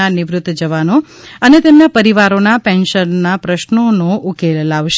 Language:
Gujarati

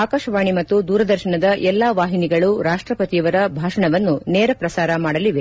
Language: Kannada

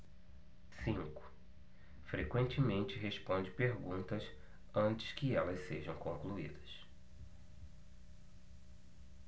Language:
Portuguese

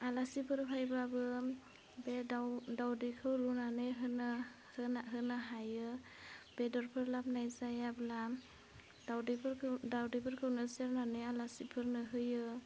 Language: Bodo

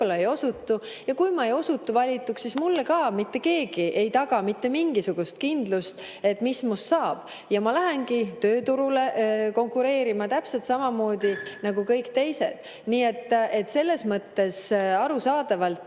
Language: Estonian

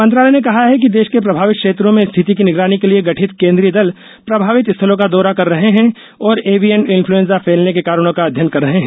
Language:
Hindi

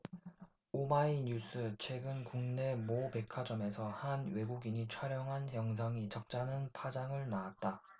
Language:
Korean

